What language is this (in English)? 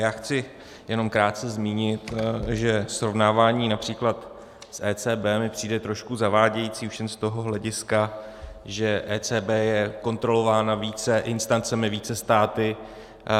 Czech